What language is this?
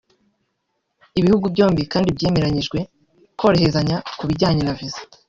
Kinyarwanda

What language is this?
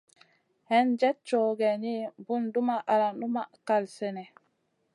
Masana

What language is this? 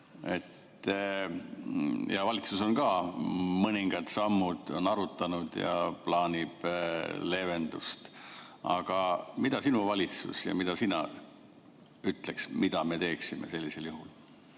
Estonian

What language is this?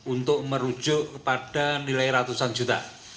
Indonesian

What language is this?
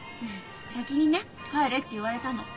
Japanese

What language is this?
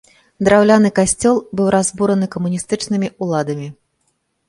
Belarusian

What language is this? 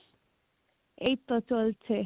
Bangla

